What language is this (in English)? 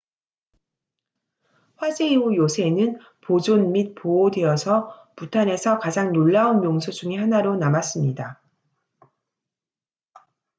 Korean